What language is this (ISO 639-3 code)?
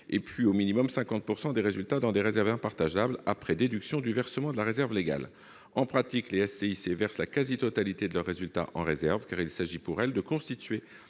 fra